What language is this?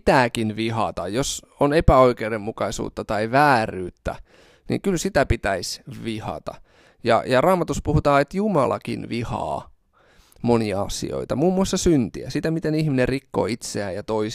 Finnish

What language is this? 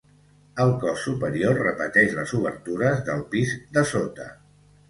Catalan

